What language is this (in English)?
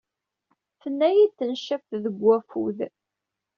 Kabyle